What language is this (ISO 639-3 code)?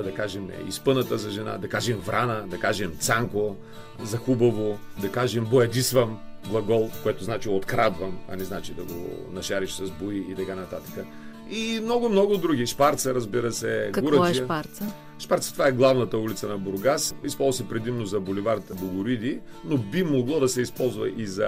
bul